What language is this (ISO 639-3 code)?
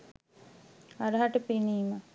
sin